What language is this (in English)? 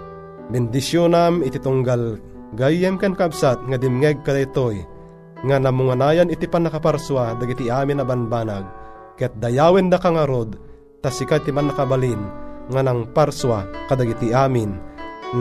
Filipino